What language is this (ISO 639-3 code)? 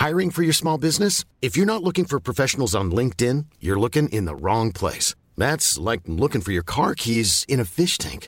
fil